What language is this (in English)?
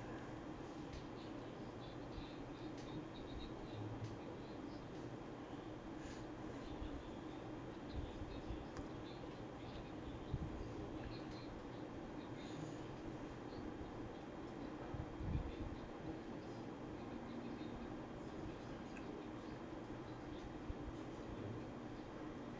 English